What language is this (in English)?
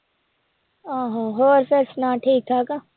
Punjabi